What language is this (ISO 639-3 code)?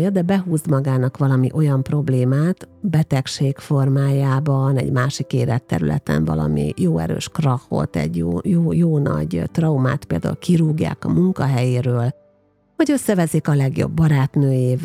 hun